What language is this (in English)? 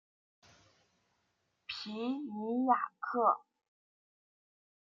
Chinese